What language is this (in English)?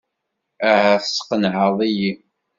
Kabyle